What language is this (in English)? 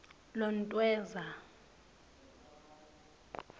Swati